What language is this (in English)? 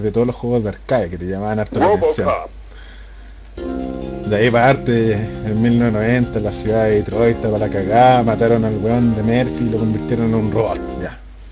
Spanish